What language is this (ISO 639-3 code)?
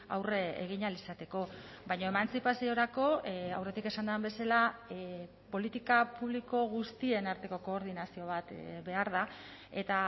eus